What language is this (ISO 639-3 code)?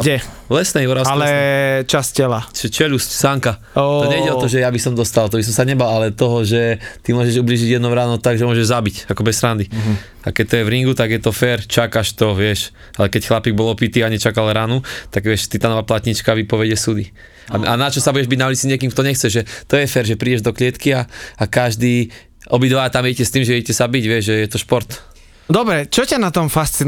slk